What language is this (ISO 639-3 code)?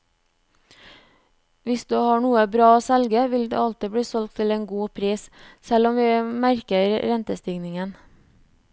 nor